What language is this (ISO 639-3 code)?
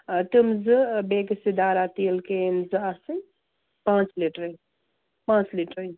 kas